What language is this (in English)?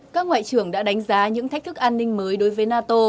Vietnamese